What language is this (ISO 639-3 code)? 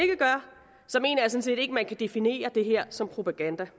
dan